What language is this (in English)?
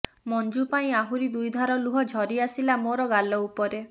Odia